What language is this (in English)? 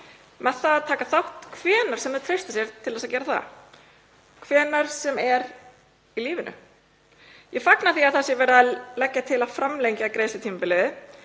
Icelandic